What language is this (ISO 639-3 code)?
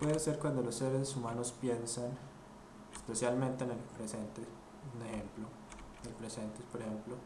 spa